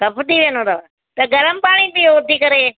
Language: Sindhi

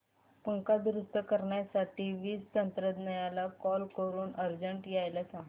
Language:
Marathi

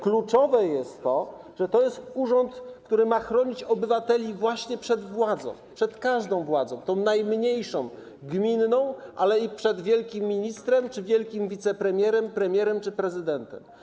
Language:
Polish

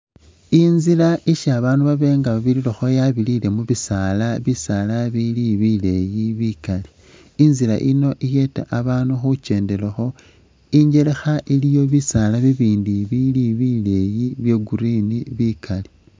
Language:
Masaaba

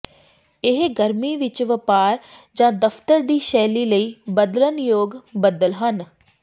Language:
Punjabi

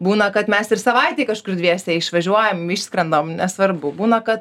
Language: Lithuanian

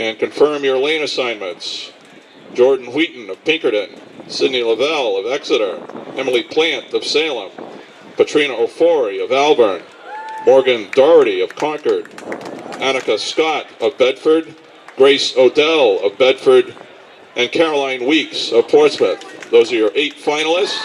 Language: English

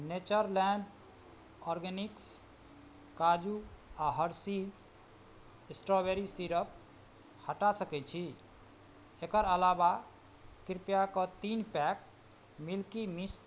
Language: Maithili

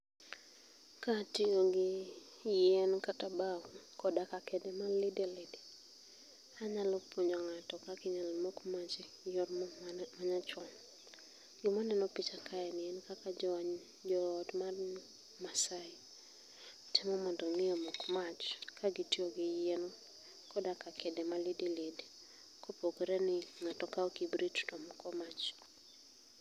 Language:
Luo (Kenya and Tanzania)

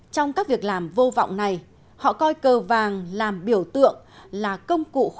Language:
Vietnamese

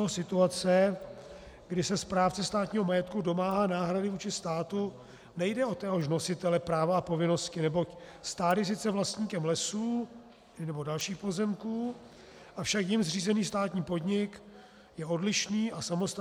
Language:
Czech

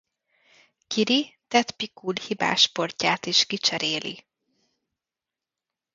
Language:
Hungarian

